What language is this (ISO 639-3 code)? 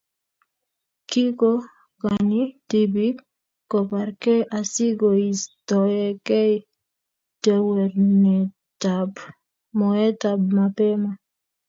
kln